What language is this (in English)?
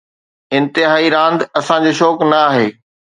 Sindhi